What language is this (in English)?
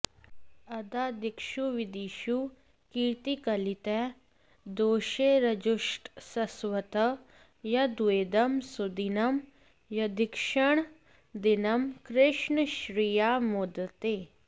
Sanskrit